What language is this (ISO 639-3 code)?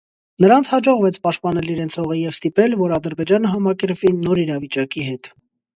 hye